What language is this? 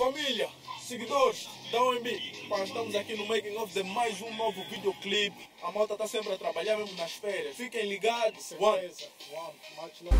Portuguese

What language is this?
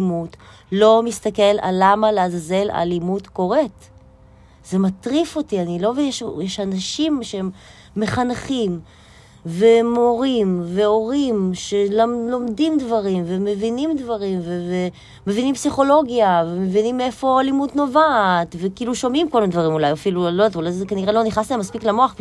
Hebrew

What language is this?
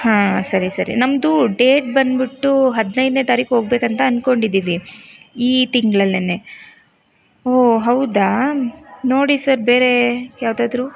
Kannada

